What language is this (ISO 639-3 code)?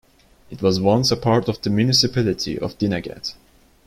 eng